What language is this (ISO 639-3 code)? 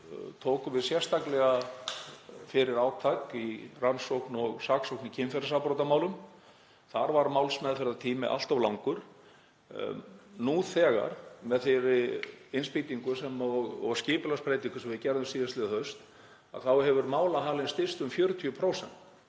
isl